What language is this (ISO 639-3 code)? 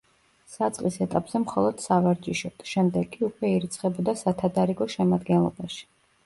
kat